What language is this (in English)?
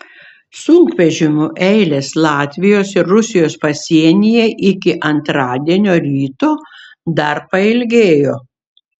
Lithuanian